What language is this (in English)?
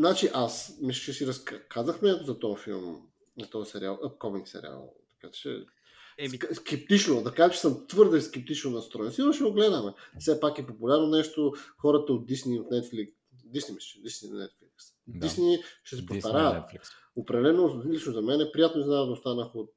Bulgarian